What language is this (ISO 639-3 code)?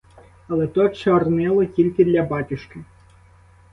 ukr